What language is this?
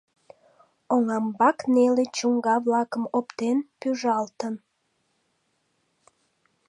Mari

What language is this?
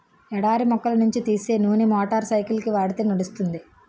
Telugu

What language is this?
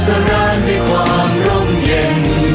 Thai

